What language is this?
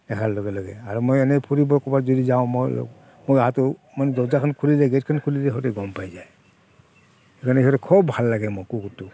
Assamese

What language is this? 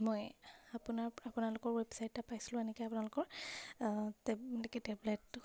Assamese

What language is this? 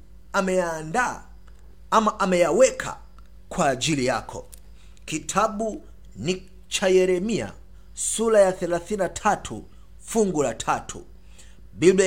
Swahili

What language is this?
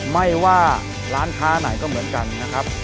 Thai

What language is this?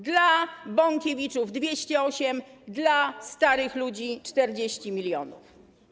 Polish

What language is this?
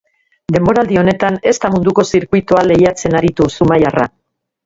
Basque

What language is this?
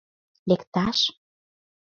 Mari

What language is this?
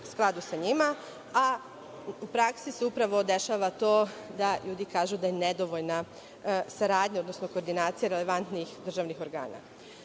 Serbian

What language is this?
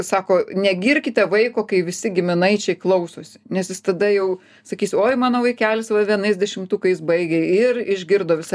Lithuanian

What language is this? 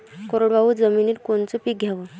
Marathi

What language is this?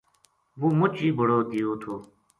Gujari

